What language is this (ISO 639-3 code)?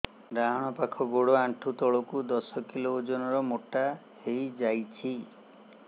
ori